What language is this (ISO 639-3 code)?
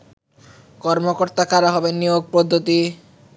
ben